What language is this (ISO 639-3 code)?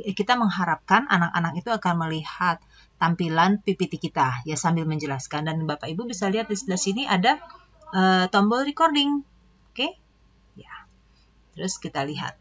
ind